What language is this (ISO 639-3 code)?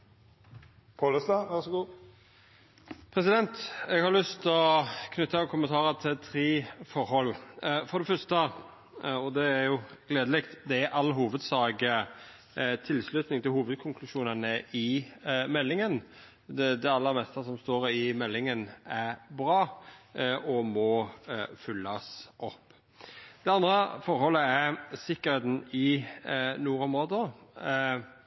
nno